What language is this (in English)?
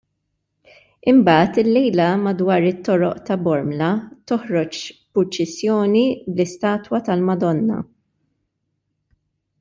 Maltese